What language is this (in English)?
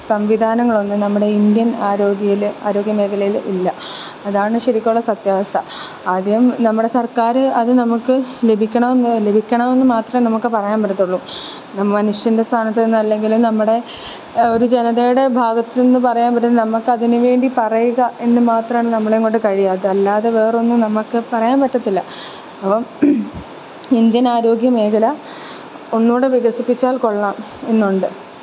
Malayalam